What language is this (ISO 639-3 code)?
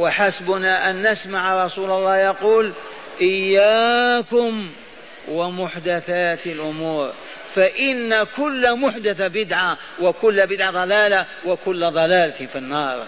ara